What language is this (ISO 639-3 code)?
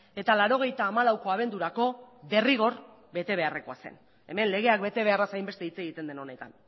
eus